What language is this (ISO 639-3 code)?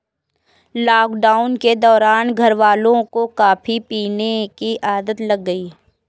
hin